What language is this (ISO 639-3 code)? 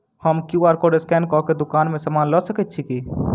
mai